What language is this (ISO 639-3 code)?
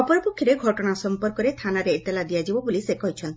ori